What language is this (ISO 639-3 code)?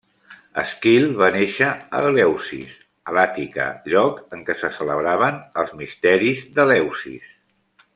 cat